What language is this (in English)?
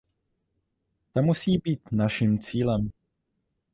Czech